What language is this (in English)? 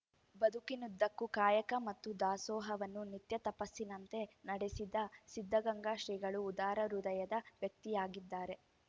Kannada